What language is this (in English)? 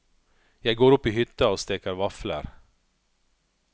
Norwegian